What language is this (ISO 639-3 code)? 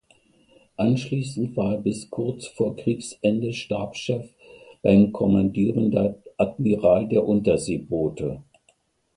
deu